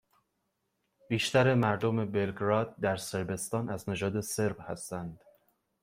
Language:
Persian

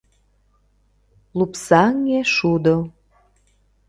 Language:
Mari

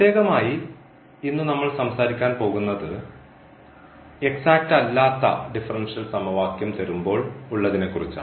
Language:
Malayalam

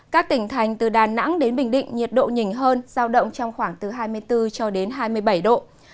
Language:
Vietnamese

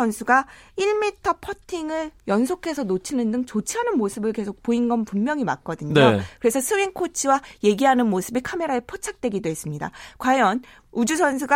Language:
Korean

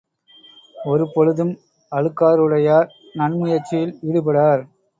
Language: Tamil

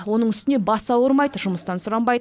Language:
Kazakh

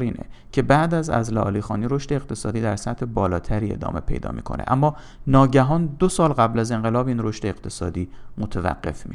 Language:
Persian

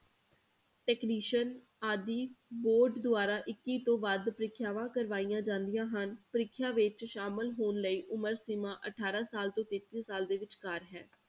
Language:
Punjabi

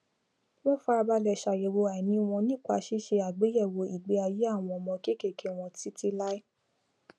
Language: Yoruba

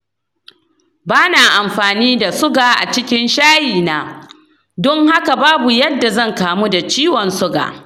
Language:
Hausa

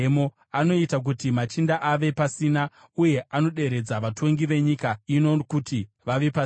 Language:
Shona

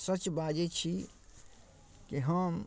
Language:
Maithili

